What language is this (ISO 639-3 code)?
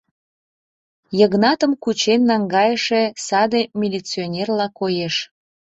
chm